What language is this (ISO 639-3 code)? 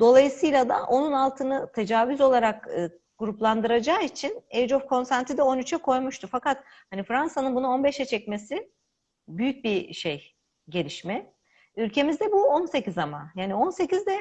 tur